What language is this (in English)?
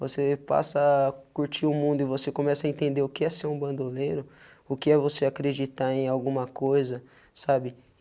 Portuguese